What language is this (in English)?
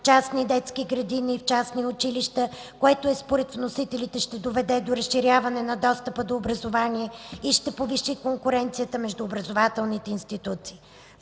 Bulgarian